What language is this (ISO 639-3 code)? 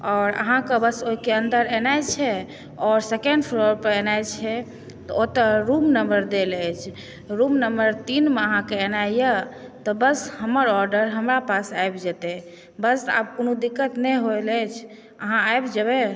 mai